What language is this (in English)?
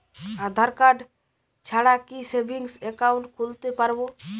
Bangla